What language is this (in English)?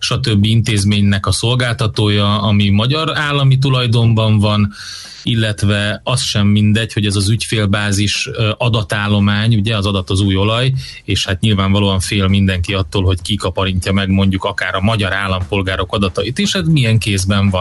Hungarian